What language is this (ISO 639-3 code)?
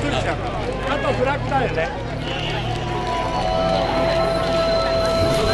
jpn